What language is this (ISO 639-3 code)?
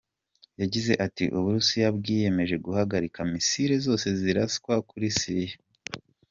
kin